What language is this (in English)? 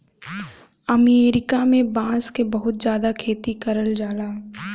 Bhojpuri